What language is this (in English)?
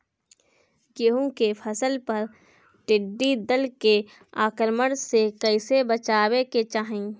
Bhojpuri